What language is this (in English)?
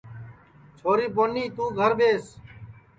Sansi